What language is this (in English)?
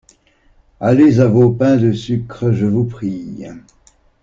French